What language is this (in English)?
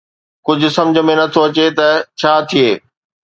Sindhi